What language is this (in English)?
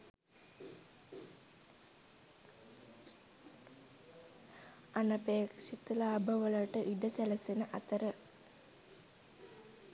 Sinhala